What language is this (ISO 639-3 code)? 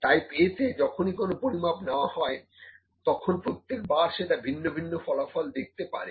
ben